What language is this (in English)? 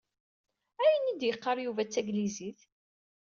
Kabyle